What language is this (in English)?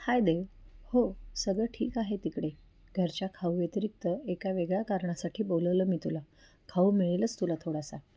Marathi